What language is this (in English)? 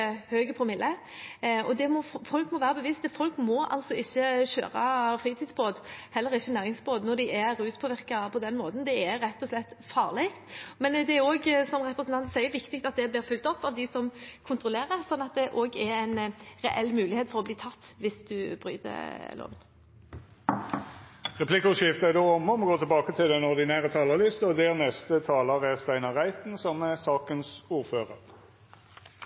Norwegian